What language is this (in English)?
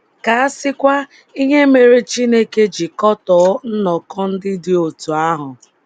Igbo